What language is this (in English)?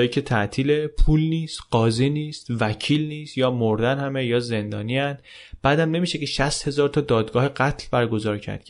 Persian